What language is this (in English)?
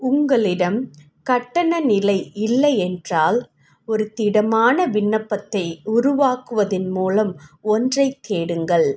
Tamil